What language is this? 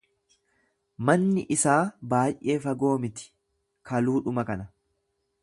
Oromo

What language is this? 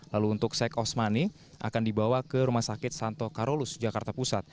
Indonesian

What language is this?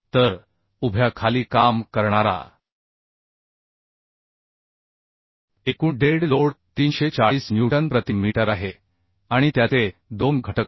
Marathi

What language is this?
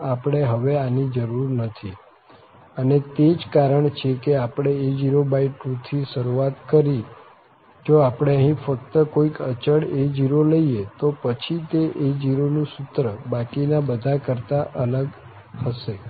Gujarati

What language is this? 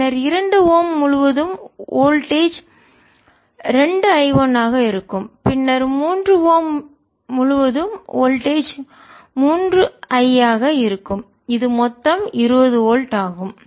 Tamil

